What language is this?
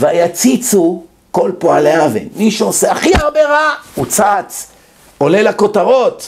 Hebrew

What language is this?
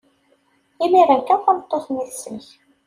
Kabyle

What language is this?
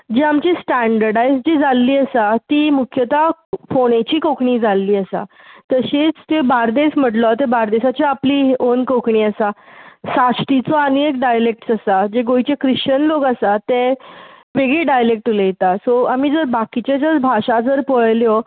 Konkani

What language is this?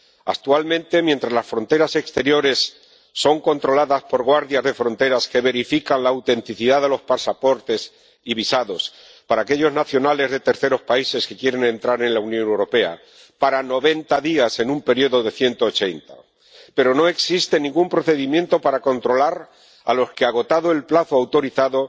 Spanish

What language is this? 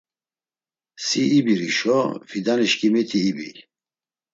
Laz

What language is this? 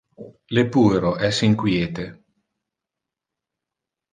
Interlingua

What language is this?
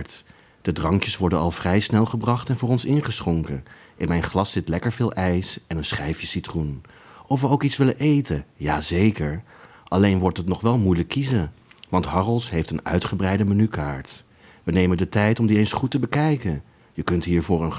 Dutch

